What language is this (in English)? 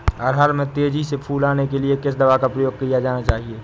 Hindi